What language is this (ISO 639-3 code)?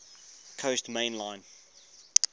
eng